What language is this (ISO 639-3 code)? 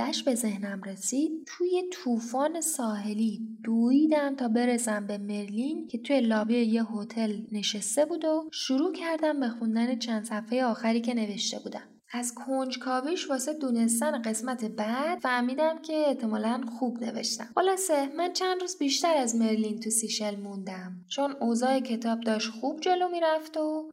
fas